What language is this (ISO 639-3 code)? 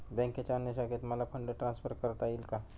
mar